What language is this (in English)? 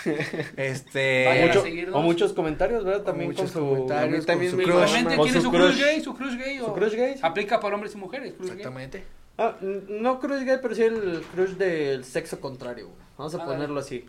Spanish